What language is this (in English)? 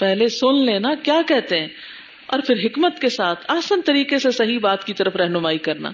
Urdu